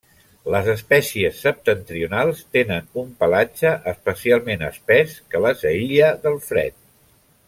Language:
Catalan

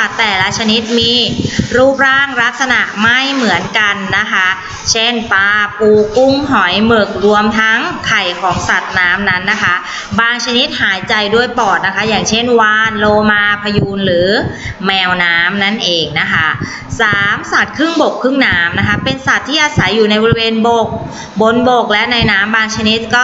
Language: Thai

